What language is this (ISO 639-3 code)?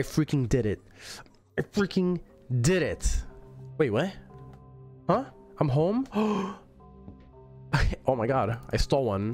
eng